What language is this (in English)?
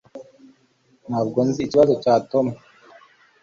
Kinyarwanda